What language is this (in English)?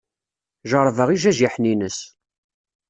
Kabyle